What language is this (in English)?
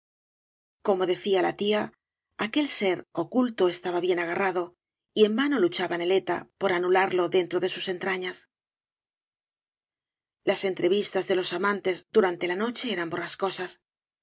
Spanish